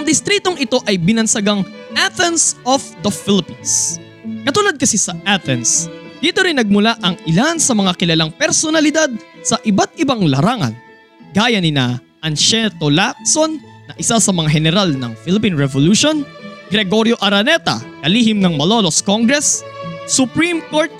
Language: Filipino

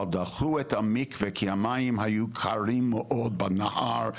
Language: Hebrew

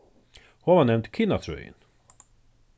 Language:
Faroese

